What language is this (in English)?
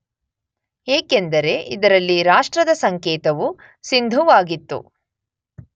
Kannada